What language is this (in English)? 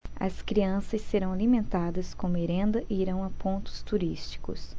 Portuguese